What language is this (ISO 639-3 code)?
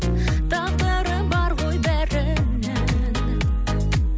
kaz